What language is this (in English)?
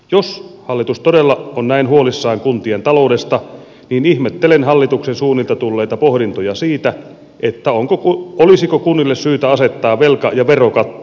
Finnish